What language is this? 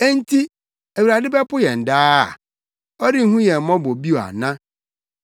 Akan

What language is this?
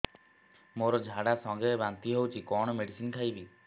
Odia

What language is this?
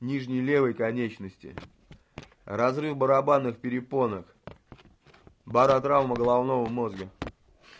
Russian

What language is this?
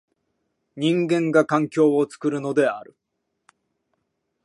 Japanese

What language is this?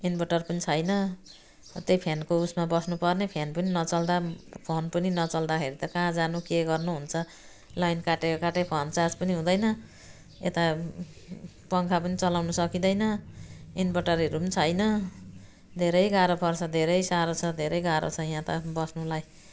Nepali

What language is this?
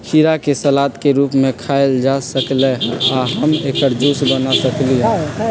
Magahi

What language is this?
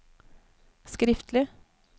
Norwegian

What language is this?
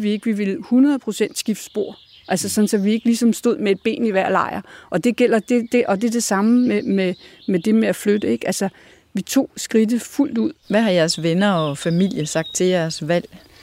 Danish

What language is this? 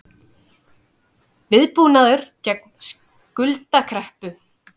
Icelandic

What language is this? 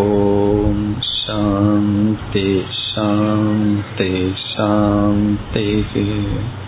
Tamil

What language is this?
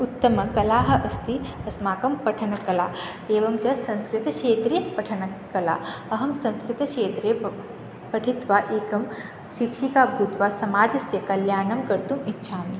Sanskrit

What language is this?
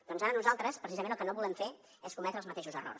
Catalan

